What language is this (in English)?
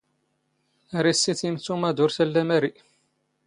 Standard Moroccan Tamazight